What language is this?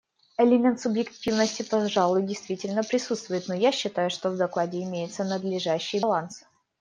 Russian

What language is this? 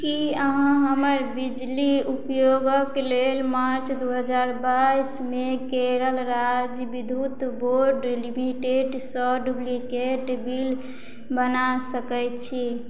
Maithili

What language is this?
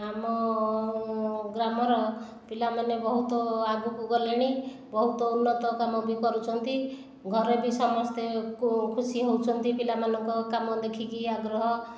Odia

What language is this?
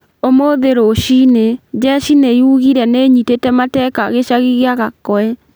Kikuyu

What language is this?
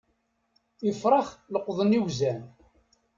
Kabyle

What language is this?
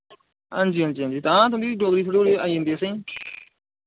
Dogri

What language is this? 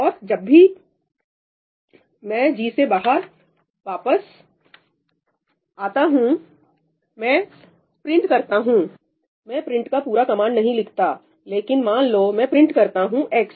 Hindi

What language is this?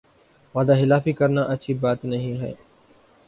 Urdu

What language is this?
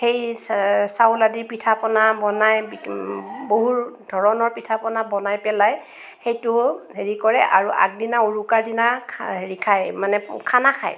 Assamese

